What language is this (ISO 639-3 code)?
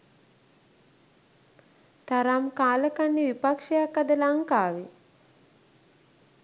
sin